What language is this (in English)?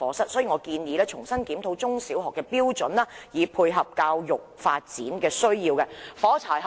Cantonese